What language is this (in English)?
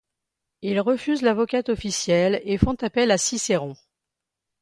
French